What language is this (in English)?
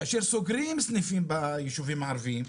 Hebrew